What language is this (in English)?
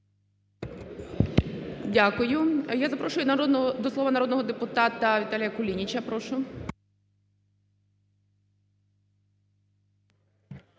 Ukrainian